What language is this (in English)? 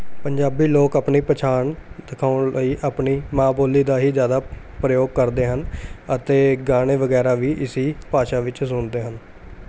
Punjabi